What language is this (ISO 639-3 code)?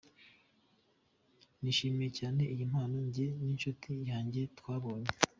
kin